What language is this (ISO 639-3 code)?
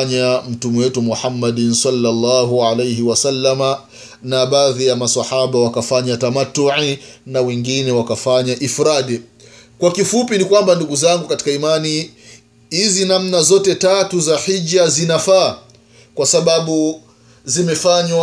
swa